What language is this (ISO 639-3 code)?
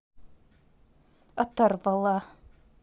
rus